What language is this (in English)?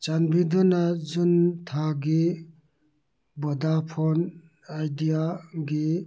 Manipuri